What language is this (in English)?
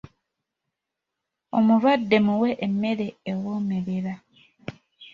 Ganda